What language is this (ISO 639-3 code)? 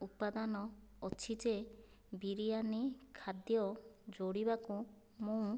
ori